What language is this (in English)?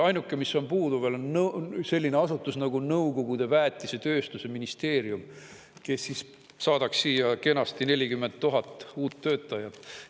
Estonian